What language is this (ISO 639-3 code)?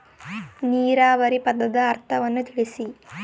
kan